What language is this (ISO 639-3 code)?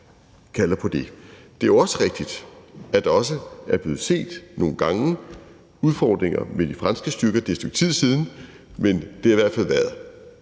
dan